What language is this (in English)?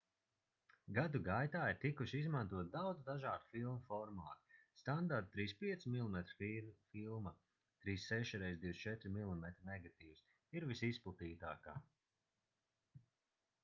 Latvian